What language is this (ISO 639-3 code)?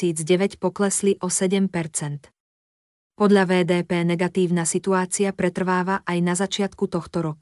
slk